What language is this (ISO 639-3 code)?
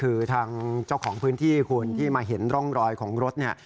tha